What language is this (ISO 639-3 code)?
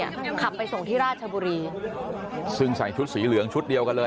tha